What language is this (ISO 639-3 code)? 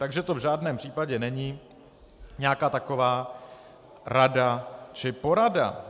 ces